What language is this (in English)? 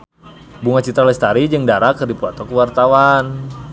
Sundanese